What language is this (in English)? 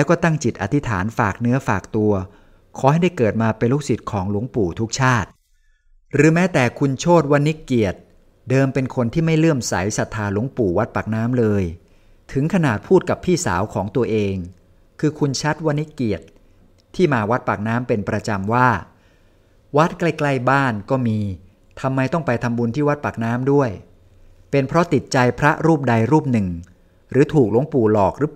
Thai